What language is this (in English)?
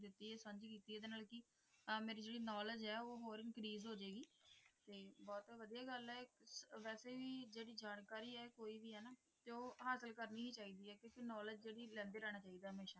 Punjabi